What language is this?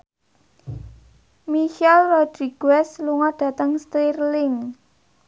Javanese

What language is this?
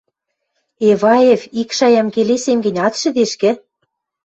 Western Mari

